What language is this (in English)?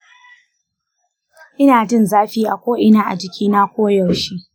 Hausa